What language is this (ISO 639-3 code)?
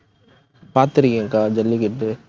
tam